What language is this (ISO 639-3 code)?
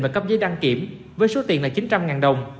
vie